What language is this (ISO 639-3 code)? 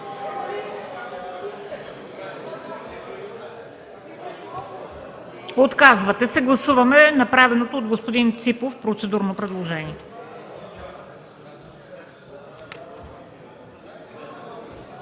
bul